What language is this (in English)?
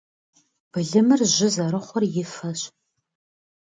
Kabardian